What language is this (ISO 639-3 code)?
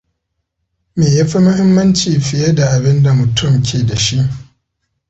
hau